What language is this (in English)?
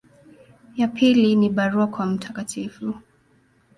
Swahili